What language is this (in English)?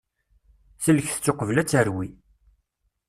Kabyle